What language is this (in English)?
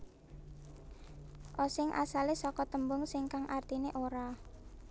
Javanese